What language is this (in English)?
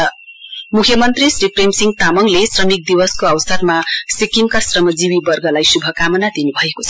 Nepali